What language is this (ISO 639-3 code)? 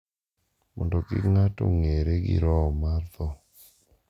luo